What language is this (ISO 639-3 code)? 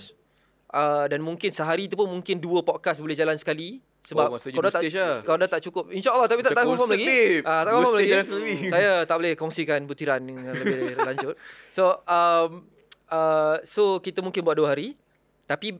msa